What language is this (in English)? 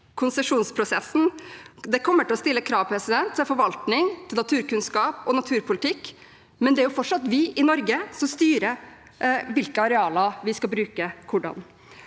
Norwegian